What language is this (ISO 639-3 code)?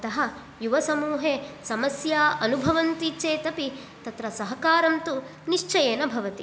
san